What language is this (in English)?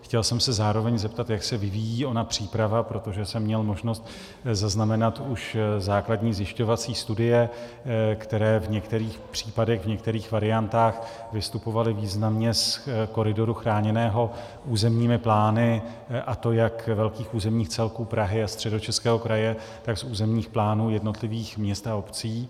Czech